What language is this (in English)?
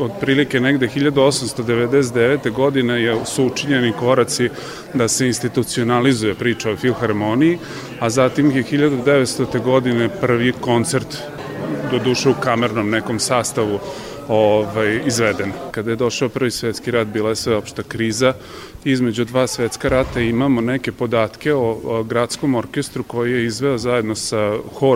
Croatian